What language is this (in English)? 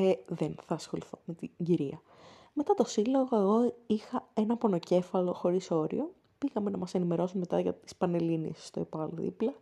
Greek